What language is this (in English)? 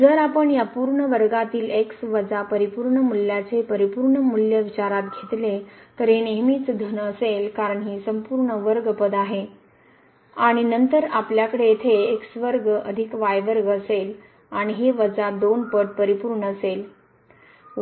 Marathi